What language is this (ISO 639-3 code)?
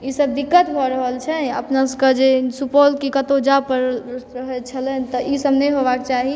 mai